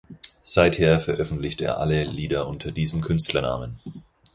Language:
German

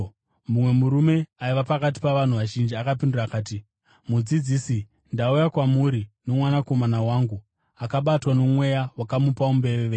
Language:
Shona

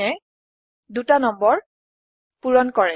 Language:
Assamese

